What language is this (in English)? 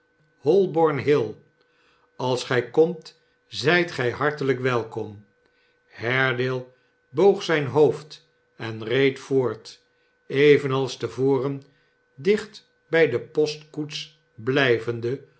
Dutch